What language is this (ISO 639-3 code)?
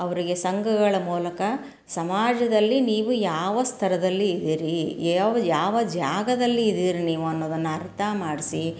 kan